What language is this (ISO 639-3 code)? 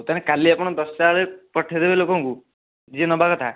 ori